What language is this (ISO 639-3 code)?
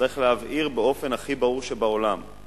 heb